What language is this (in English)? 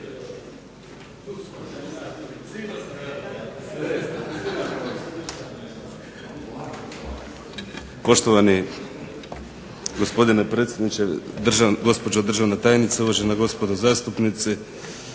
Croatian